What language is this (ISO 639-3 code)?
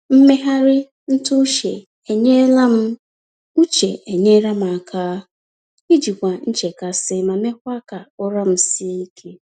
ibo